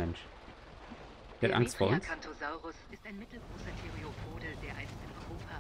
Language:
German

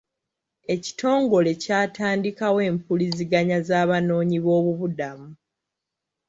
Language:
Ganda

